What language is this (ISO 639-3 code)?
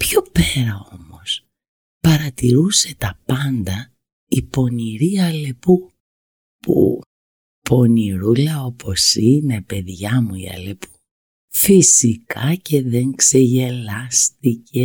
ell